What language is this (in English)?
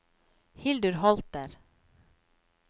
Norwegian